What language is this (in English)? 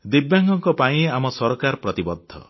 Odia